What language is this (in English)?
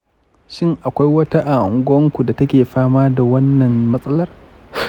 Hausa